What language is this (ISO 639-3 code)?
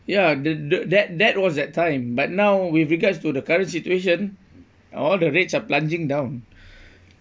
eng